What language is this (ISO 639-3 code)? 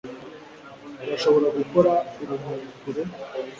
kin